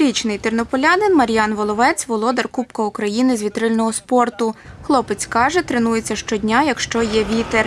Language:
Ukrainian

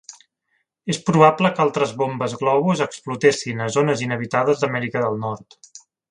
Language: Catalan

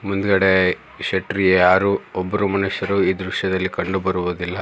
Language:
Kannada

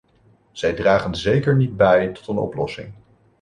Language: Dutch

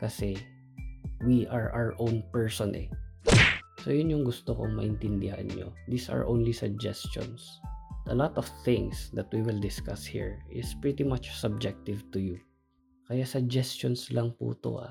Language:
Filipino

